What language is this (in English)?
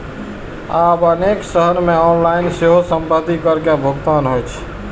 Maithili